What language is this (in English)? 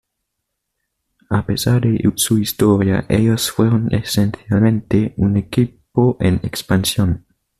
Spanish